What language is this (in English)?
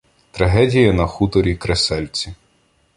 Ukrainian